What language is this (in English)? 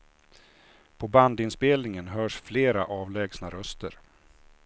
Swedish